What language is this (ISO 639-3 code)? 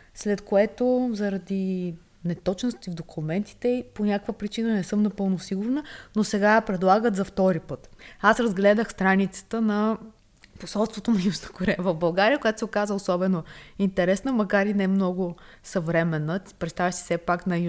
bul